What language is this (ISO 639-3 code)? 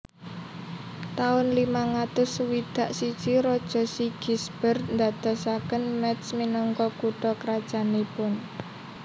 jav